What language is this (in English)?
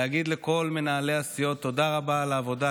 Hebrew